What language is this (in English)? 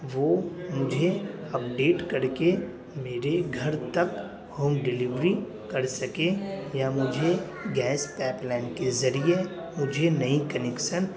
Urdu